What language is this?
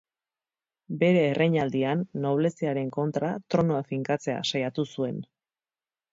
Basque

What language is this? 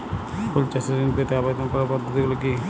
Bangla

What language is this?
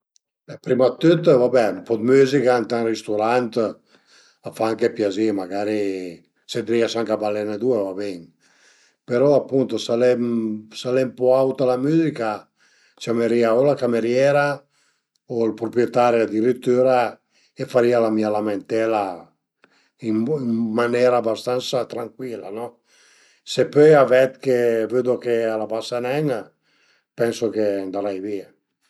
Piedmontese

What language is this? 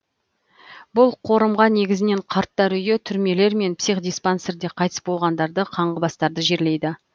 Kazakh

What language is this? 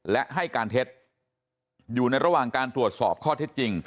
Thai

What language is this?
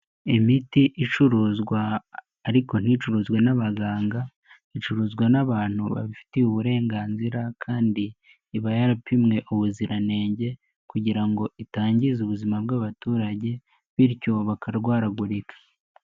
Kinyarwanda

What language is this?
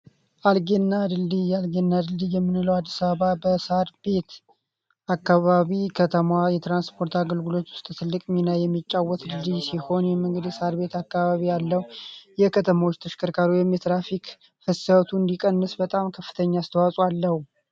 Amharic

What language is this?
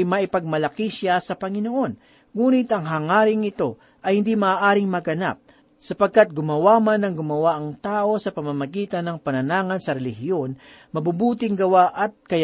Filipino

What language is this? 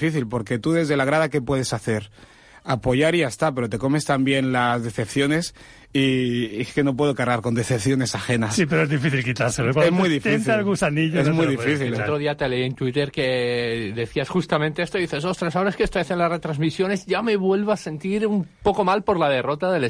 Spanish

